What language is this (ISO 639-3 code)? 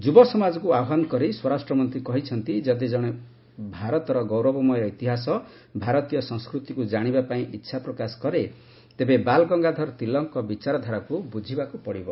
ori